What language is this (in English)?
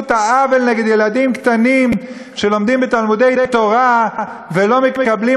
Hebrew